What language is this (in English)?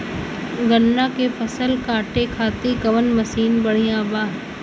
Bhojpuri